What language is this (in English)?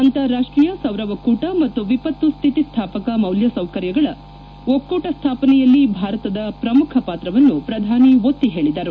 Kannada